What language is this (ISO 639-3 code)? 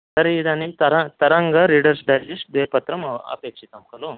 san